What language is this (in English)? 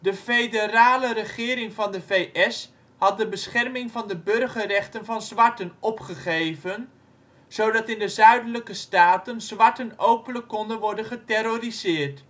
Dutch